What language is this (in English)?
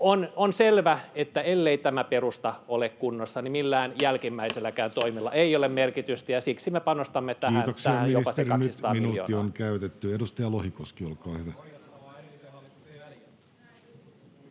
Finnish